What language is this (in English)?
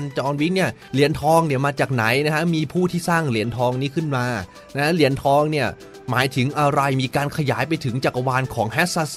Thai